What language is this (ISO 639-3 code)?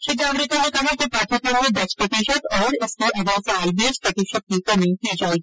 hin